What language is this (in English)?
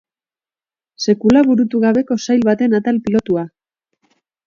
Basque